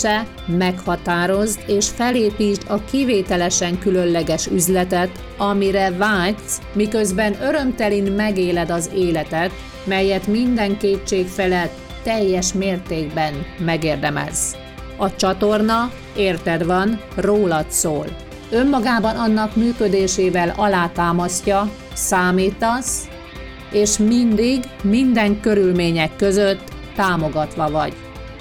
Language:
Hungarian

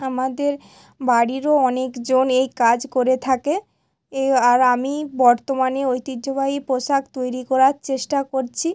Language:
Bangla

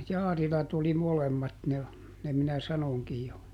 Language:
Finnish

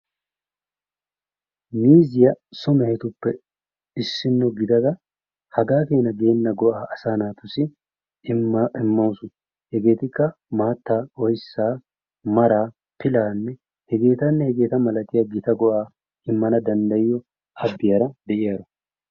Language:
Wolaytta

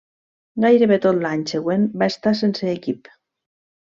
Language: Catalan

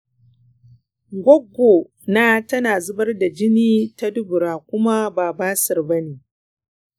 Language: Hausa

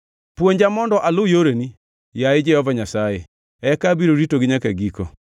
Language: Luo (Kenya and Tanzania)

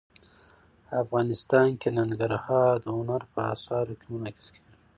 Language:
Pashto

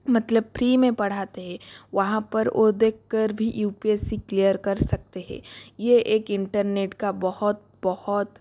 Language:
Hindi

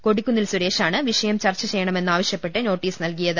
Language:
Malayalam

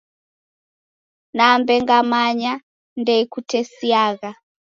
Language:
Taita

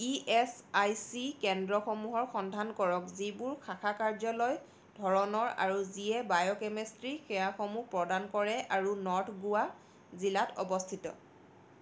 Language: Assamese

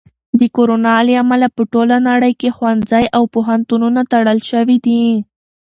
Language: Pashto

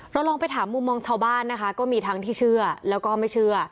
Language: Thai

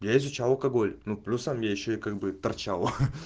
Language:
Russian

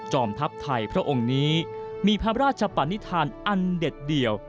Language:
Thai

